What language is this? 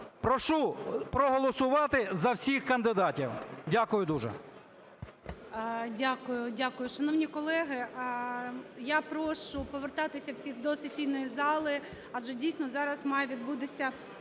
Ukrainian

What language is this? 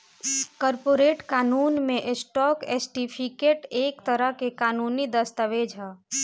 Bhojpuri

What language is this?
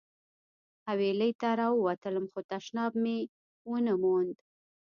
Pashto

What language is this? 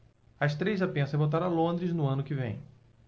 Portuguese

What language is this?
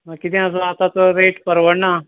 Konkani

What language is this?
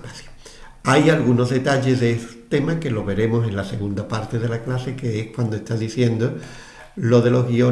Spanish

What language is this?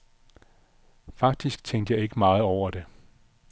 Danish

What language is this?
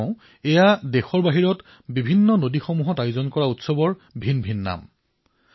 Assamese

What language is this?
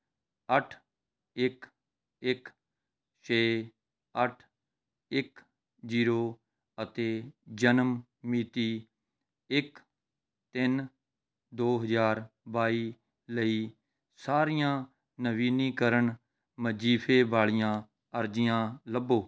Punjabi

